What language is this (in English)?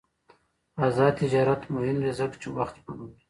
Pashto